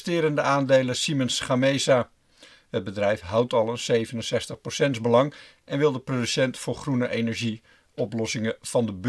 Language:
Dutch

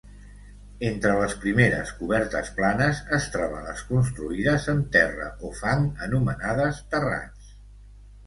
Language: Catalan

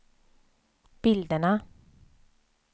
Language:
Swedish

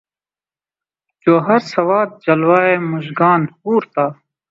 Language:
Urdu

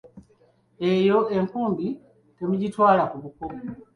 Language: Ganda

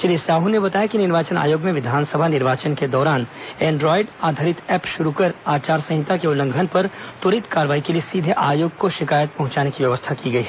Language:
Hindi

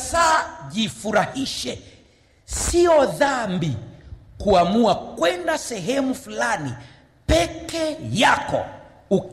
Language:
Swahili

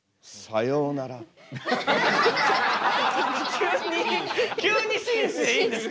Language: Japanese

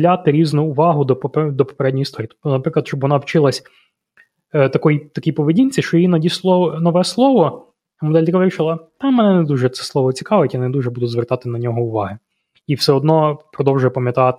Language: Ukrainian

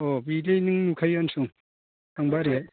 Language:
Bodo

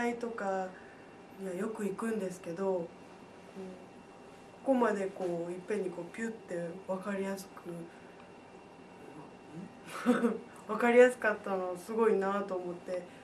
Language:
Japanese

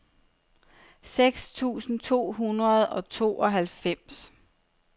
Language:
Danish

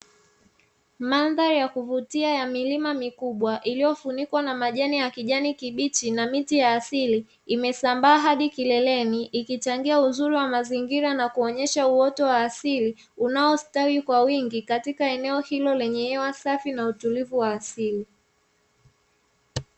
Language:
Swahili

